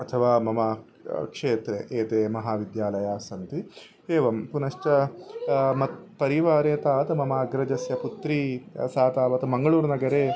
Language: Sanskrit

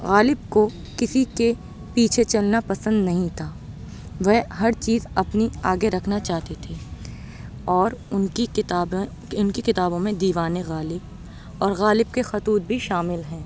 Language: Urdu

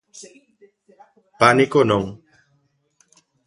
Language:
Galician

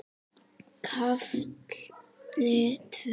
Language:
Icelandic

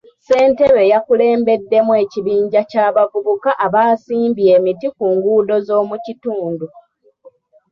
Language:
Ganda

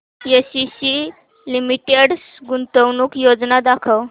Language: Marathi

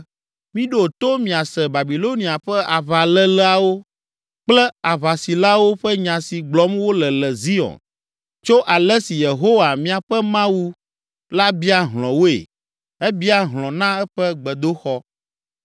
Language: Ewe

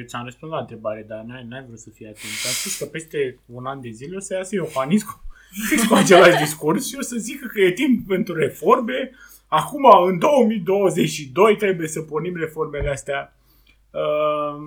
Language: Romanian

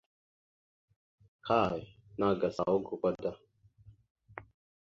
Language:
Mada (Cameroon)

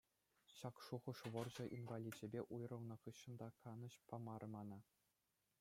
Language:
Chuvash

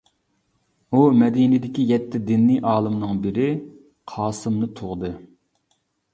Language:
Uyghur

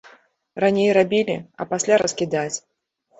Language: Belarusian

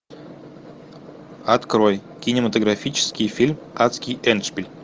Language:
Russian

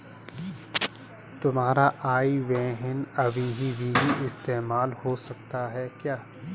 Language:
Hindi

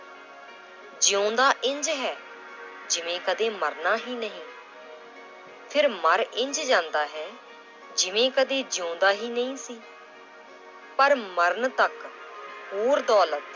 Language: Punjabi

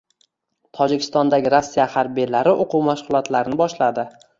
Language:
Uzbek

